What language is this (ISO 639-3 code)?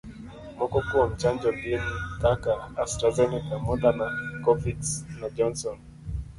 luo